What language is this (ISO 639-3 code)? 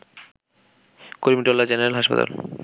ben